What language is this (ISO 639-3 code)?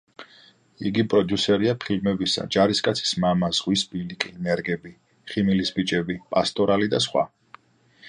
kat